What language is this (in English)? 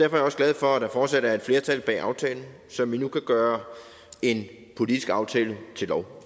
Danish